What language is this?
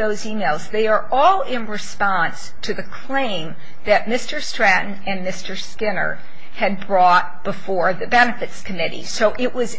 English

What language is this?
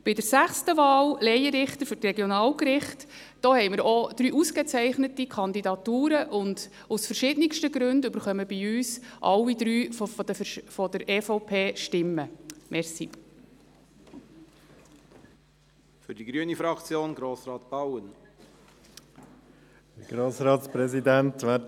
Swiss German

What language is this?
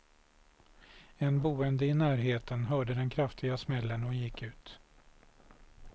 Swedish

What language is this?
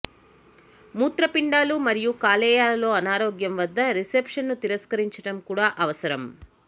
Telugu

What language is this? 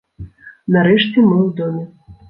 Belarusian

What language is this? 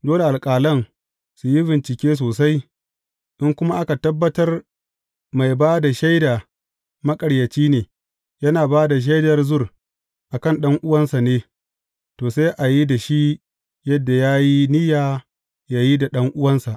Hausa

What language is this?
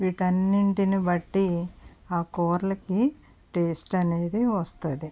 Telugu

